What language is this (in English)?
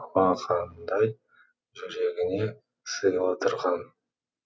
Kazakh